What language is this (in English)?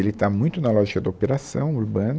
Portuguese